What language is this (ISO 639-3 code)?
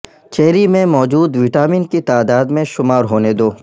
urd